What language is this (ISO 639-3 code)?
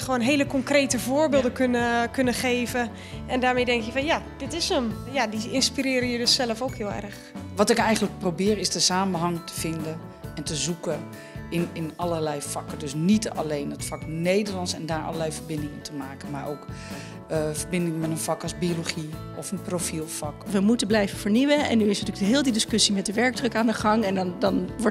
nld